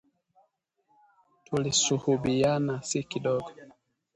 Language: Swahili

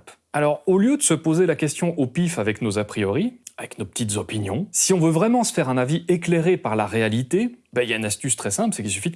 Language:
French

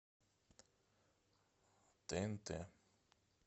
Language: Russian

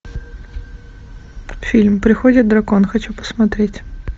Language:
Russian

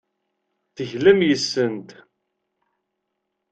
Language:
Kabyle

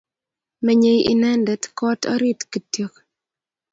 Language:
Kalenjin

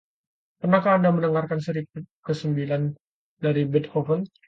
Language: Indonesian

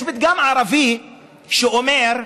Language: Hebrew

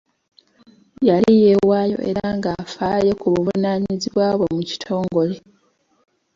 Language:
Ganda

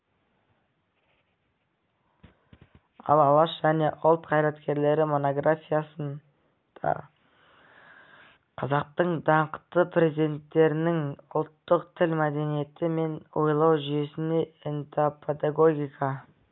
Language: Kazakh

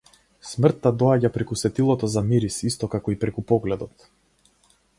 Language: Macedonian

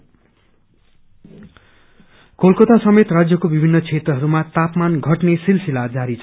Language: Nepali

